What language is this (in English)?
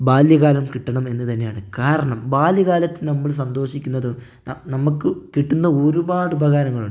Malayalam